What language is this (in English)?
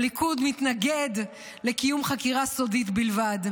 Hebrew